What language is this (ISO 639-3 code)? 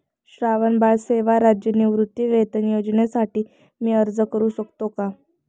mar